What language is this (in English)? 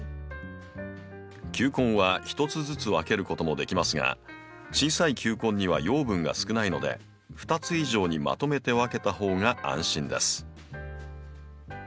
Japanese